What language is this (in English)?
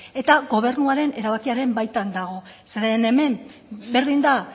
Basque